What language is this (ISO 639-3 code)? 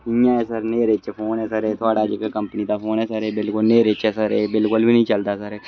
doi